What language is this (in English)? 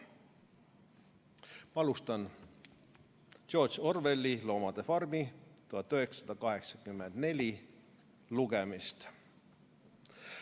Estonian